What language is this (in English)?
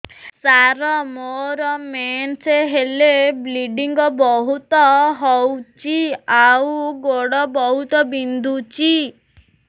Odia